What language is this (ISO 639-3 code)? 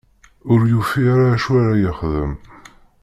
kab